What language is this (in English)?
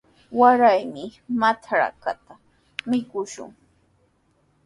Sihuas Ancash Quechua